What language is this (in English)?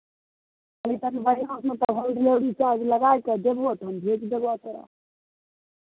Maithili